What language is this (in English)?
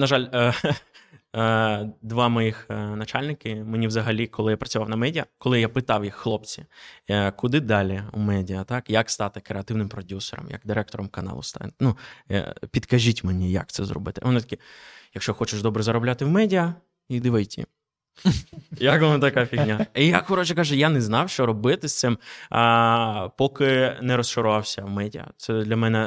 Ukrainian